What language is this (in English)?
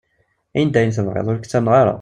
Kabyle